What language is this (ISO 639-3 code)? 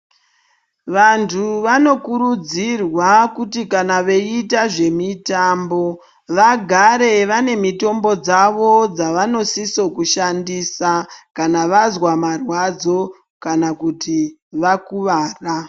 ndc